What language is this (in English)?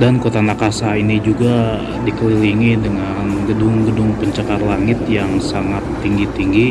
Indonesian